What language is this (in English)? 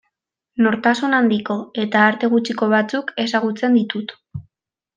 Basque